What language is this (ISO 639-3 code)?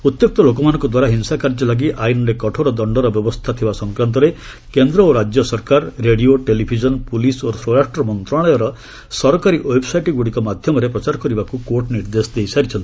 ori